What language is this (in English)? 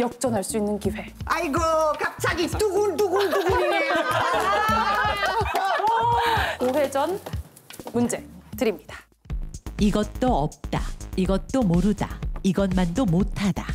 Korean